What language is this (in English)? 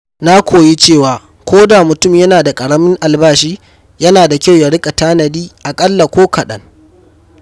Hausa